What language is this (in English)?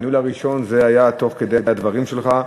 Hebrew